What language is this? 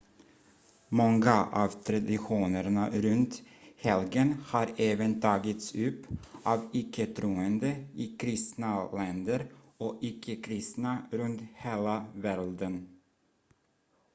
Swedish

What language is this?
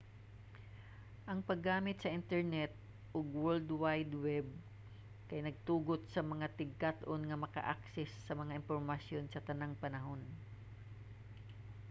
Cebuano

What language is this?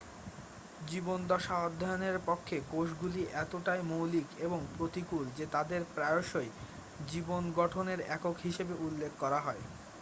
Bangla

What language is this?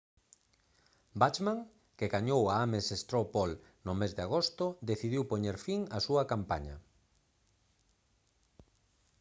Galician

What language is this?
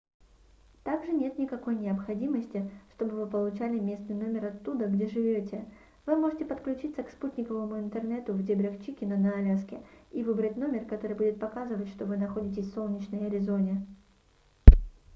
Russian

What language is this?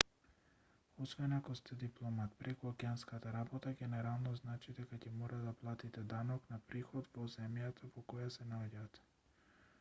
Macedonian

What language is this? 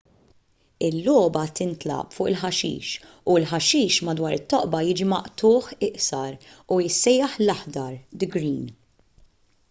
Maltese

